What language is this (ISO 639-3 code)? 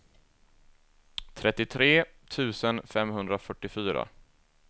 swe